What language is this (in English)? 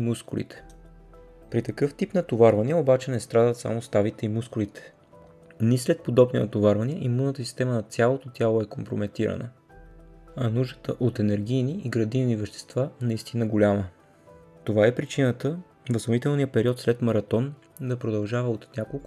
Bulgarian